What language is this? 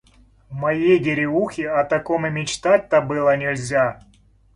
Russian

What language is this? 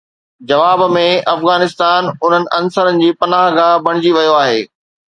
Sindhi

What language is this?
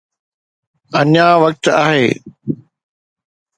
Sindhi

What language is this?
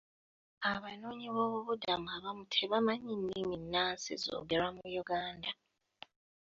Ganda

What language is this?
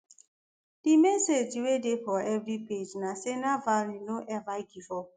Nigerian Pidgin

